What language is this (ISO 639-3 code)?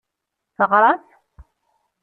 kab